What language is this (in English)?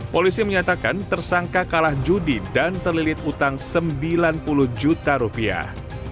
Indonesian